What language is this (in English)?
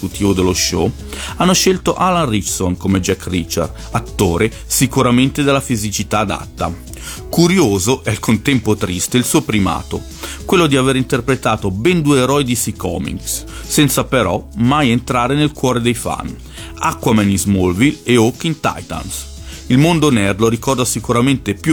Italian